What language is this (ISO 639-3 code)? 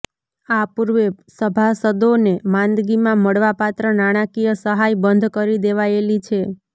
guj